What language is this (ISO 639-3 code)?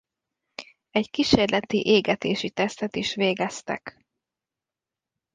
hun